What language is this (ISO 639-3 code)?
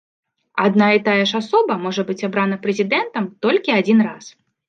bel